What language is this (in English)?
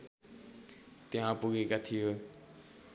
Nepali